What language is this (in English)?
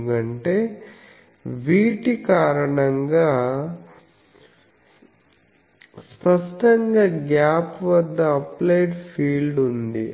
Telugu